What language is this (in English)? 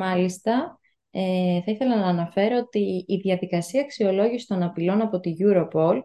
Greek